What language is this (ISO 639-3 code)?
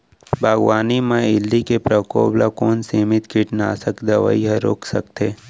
hne